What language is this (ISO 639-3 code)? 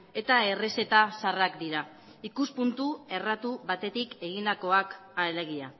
eus